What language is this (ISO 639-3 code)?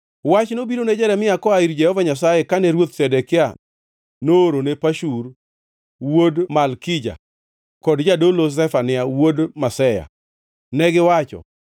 luo